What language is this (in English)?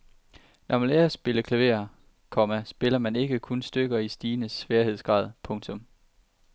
Danish